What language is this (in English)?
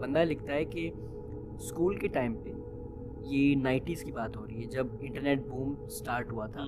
Urdu